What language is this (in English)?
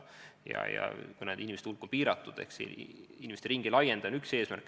Estonian